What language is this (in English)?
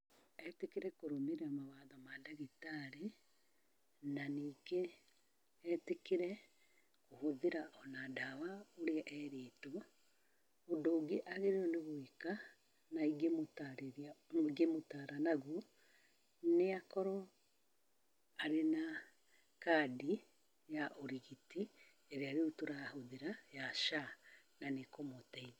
Kikuyu